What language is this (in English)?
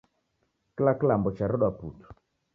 Taita